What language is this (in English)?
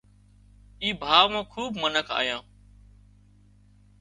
Wadiyara Koli